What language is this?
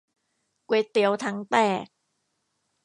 Thai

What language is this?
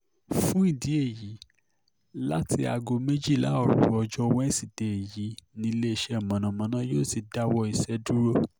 Yoruba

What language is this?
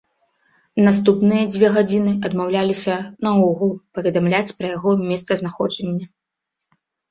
Belarusian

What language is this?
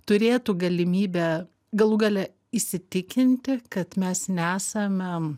Lithuanian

